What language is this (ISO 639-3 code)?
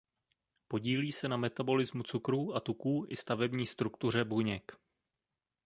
ces